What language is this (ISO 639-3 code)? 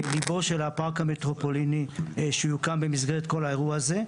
heb